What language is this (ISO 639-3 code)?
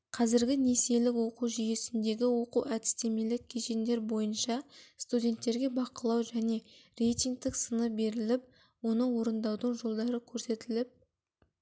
kaz